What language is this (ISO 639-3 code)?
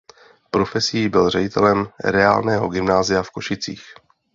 ces